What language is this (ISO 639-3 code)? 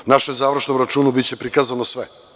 srp